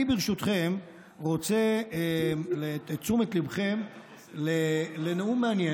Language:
Hebrew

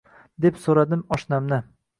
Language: Uzbek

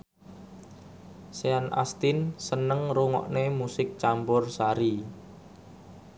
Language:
Javanese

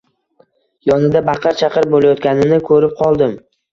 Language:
Uzbek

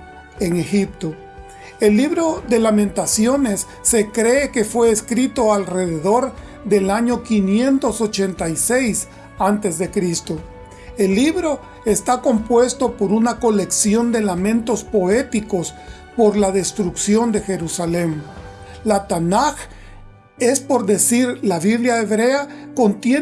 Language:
Spanish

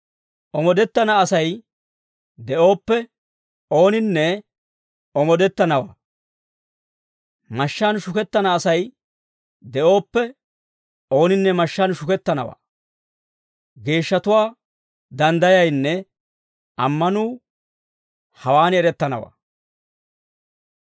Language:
Dawro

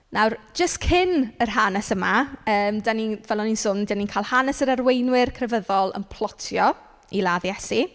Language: Welsh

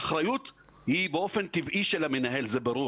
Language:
Hebrew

